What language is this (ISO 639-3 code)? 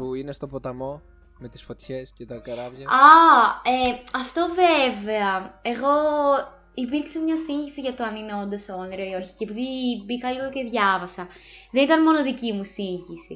ell